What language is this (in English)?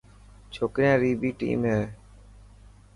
Dhatki